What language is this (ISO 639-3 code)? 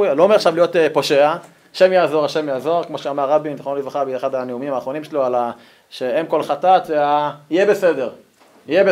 heb